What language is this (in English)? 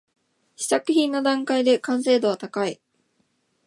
Japanese